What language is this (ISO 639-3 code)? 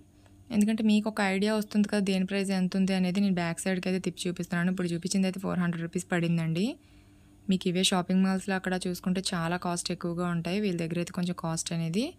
tel